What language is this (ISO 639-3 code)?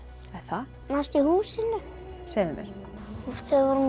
isl